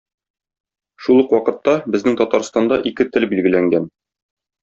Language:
Tatar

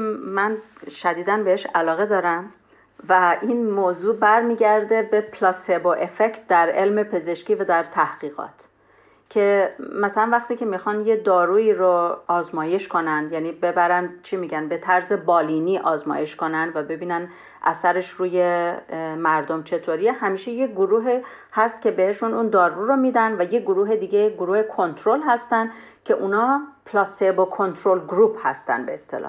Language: Persian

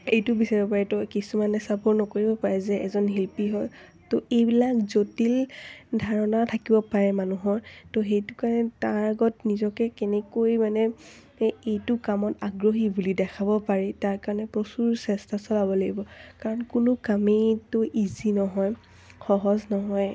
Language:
Assamese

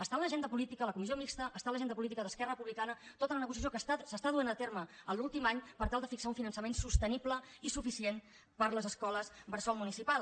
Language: Catalan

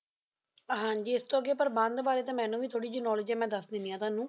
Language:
Punjabi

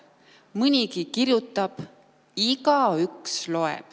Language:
Estonian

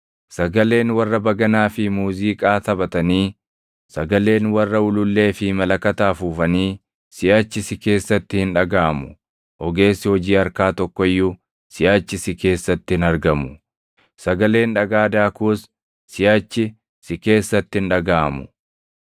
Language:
Oromo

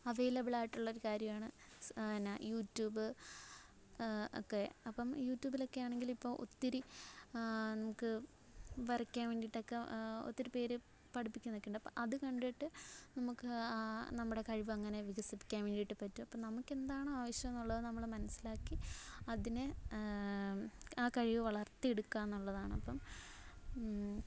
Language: Malayalam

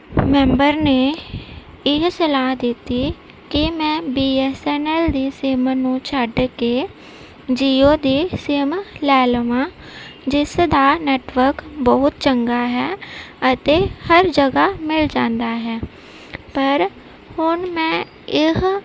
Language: Punjabi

